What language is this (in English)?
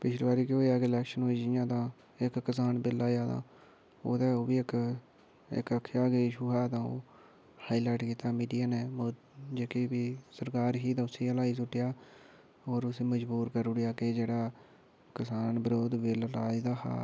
Dogri